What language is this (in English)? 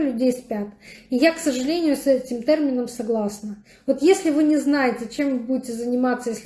Russian